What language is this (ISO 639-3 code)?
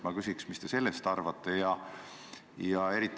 est